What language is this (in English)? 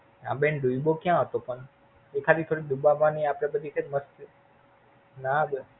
Gujarati